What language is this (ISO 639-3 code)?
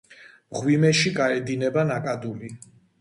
kat